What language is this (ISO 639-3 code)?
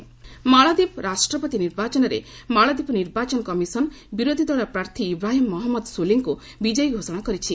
ori